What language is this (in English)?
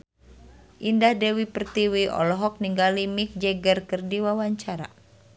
Sundanese